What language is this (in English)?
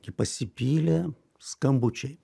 Lithuanian